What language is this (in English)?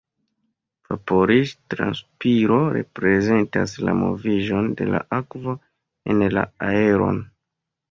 Esperanto